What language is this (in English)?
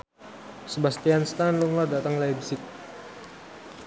Javanese